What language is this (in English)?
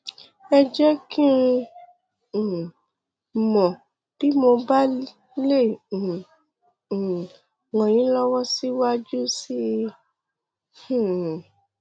Yoruba